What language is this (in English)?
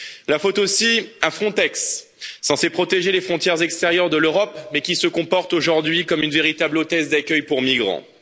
French